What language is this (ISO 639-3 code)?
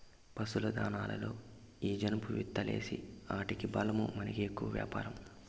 tel